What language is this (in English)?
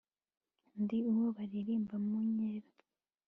Kinyarwanda